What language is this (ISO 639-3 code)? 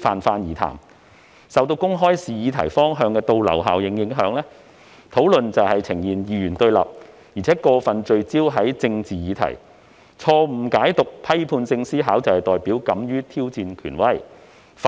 yue